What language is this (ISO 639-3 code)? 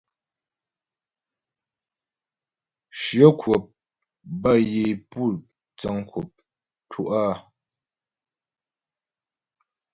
bbj